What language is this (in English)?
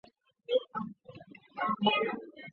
Chinese